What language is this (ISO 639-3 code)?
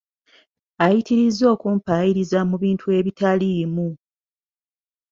lug